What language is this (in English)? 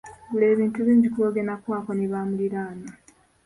Ganda